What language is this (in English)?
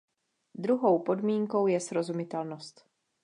Czech